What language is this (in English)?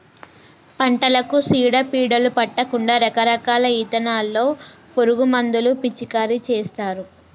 Telugu